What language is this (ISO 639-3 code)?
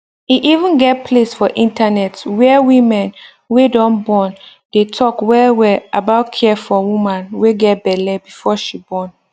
pcm